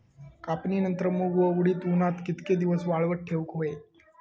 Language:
Marathi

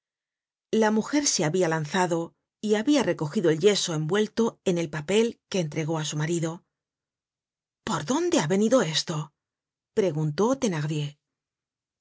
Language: Spanish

